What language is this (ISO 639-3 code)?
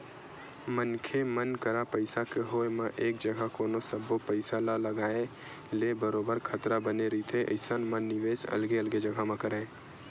hne